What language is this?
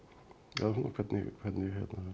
Icelandic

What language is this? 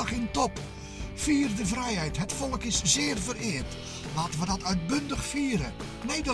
Dutch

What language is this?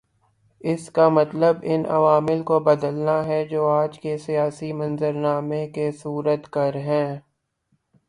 Urdu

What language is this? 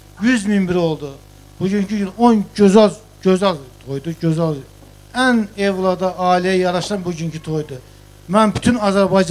Turkish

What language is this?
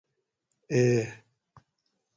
Gawri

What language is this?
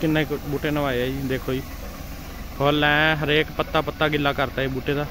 Hindi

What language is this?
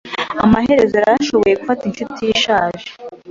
Kinyarwanda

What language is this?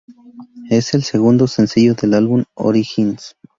Spanish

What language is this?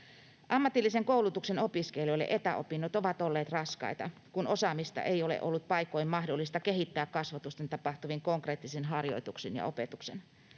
Finnish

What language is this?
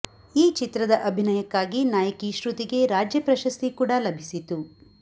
Kannada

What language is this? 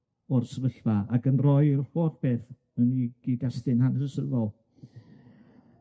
Welsh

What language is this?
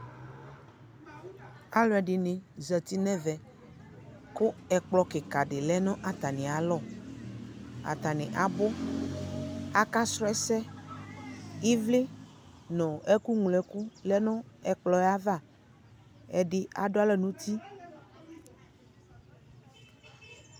Ikposo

